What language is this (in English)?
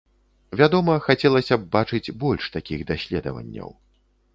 Belarusian